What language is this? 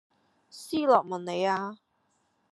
Cantonese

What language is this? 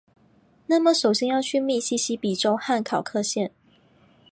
Chinese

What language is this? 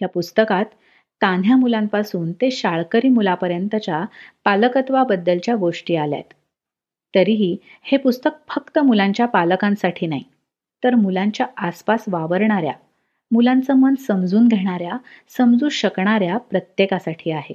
Marathi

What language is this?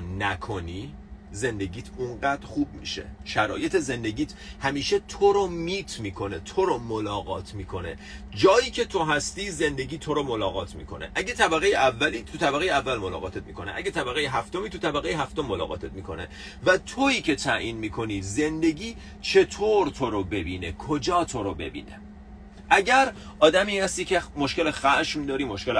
Persian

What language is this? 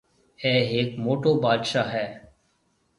Marwari (Pakistan)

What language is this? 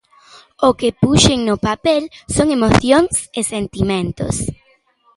Galician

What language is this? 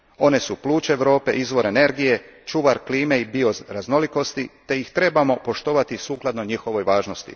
Croatian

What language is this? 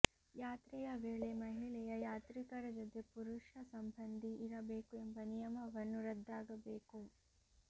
Kannada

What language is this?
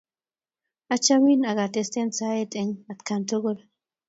Kalenjin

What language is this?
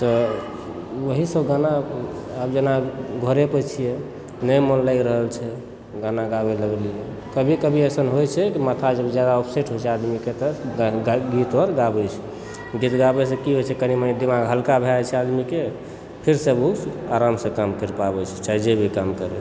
Maithili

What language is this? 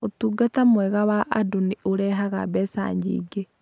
Kikuyu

